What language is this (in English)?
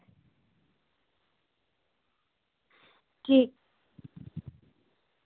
Dogri